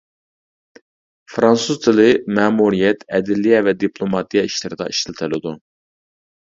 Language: Uyghur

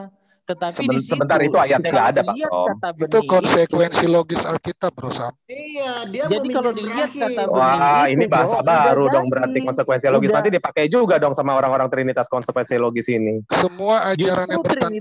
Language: Indonesian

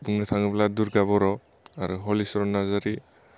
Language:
Bodo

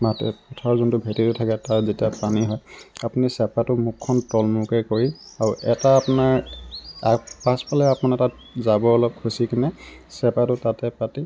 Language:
Assamese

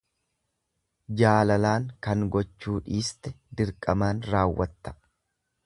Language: Oromo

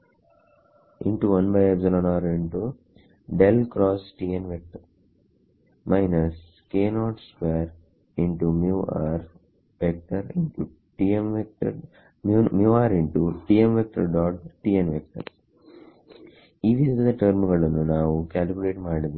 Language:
Kannada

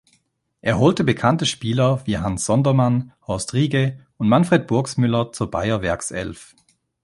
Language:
German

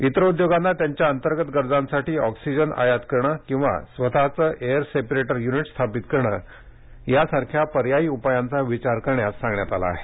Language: Marathi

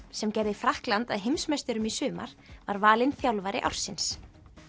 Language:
Icelandic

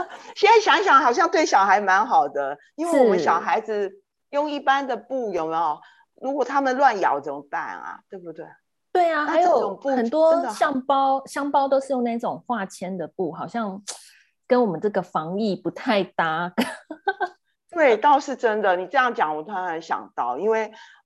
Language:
Chinese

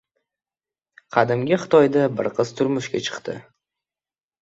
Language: Uzbek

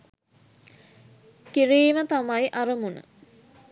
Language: Sinhala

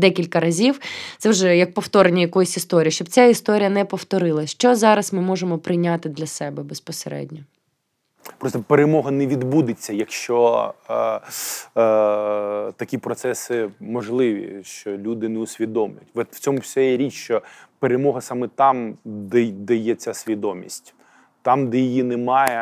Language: Ukrainian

